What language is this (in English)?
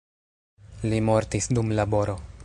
Esperanto